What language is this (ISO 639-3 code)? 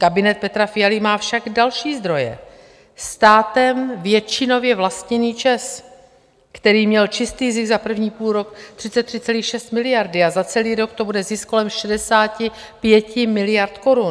ces